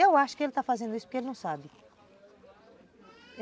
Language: Portuguese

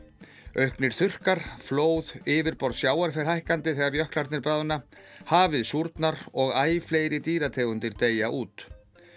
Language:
Icelandic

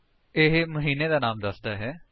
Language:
Punjabi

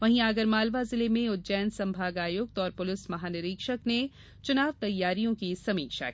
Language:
Hindi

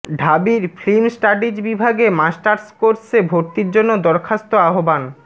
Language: Bangla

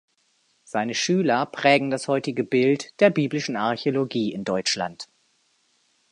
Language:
German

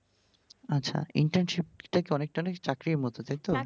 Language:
Bangla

